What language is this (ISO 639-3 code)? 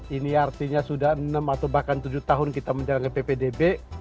ind